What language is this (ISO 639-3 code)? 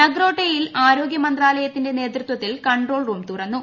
mal